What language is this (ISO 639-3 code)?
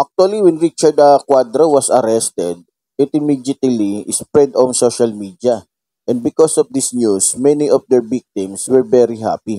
fil